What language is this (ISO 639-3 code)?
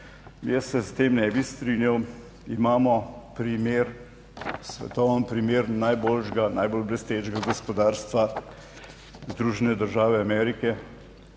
slv